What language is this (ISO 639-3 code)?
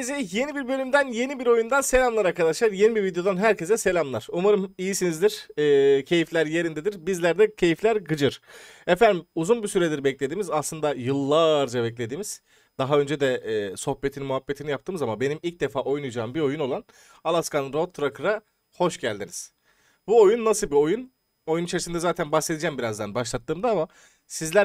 tur